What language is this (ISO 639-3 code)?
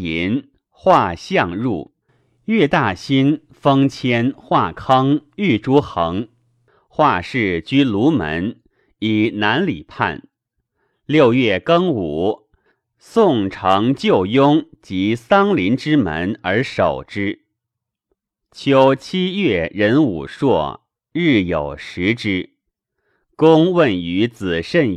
zho